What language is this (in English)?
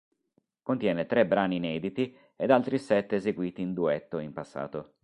Italian